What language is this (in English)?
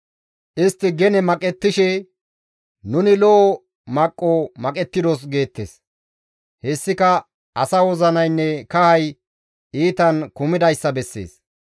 Gamo